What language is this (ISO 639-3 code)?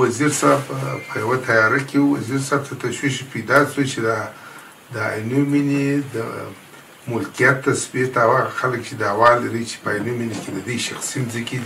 ara